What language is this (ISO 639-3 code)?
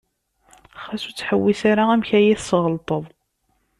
kab